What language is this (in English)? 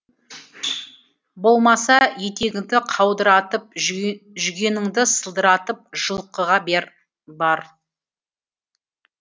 Kazakh